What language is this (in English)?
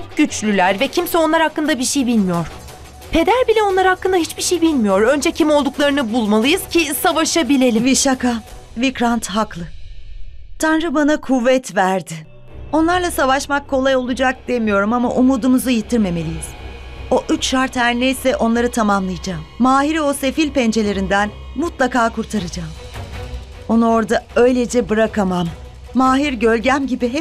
Turkish